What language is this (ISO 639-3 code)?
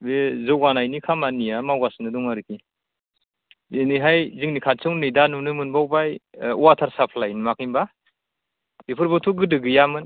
brx